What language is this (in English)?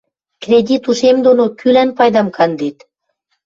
Western Mari